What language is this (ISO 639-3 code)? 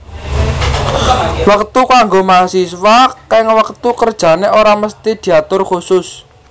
jav